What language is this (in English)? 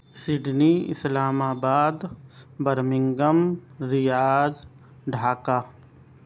Urdu